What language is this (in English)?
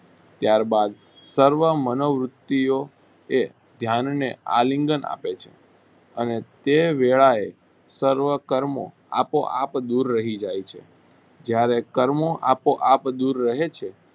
Gujarati